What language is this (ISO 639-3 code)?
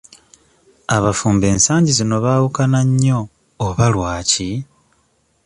lug